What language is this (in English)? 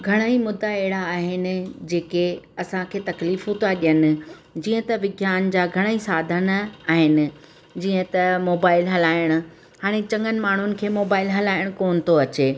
Sindhi